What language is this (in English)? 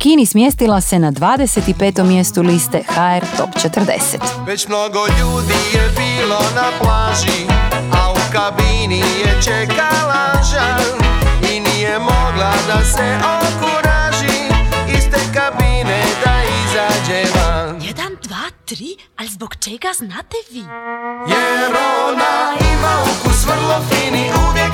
Croatian